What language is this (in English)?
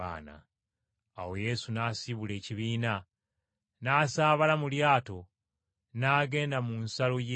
Ganda